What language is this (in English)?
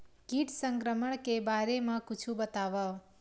Chhattisgarhi